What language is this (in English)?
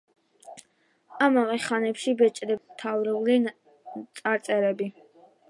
Georgian